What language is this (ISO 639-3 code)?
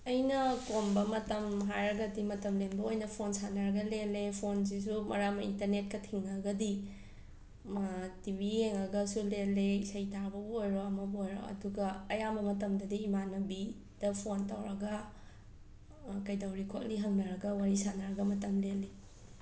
mni